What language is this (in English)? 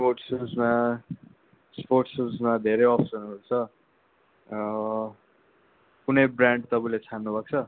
Nepali